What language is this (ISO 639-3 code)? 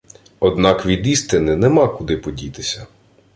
ukr